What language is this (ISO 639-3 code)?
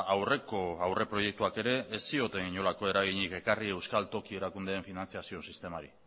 eus